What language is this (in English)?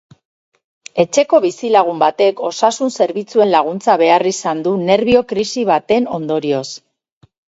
Basque